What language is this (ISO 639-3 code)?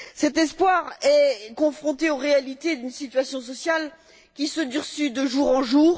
fra